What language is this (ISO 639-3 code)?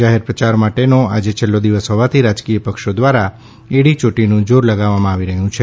guj